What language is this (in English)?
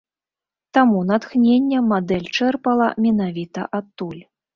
Belarusian